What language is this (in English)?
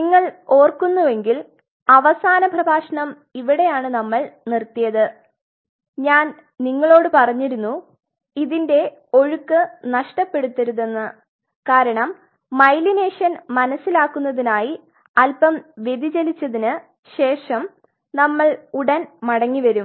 Malayalam